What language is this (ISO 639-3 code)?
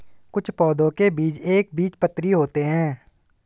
hin